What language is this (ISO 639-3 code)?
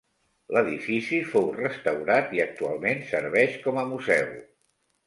cat